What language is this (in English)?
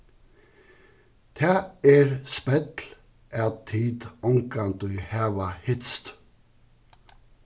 Faroese